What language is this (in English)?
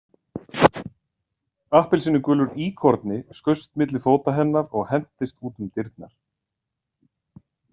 Icelandic